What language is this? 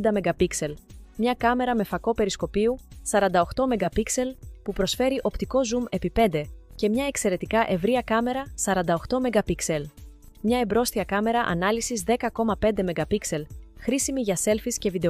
Greek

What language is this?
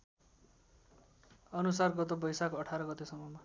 Nepali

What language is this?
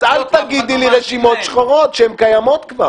Hebrew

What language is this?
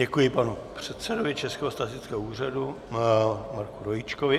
Czech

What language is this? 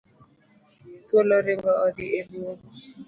Luo (Kenya and Tanzania)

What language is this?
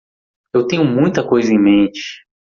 Portuguese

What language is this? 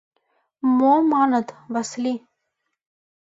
Mari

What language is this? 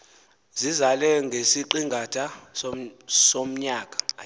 Xhosa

